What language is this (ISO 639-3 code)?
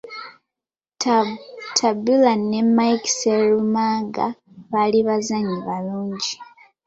lug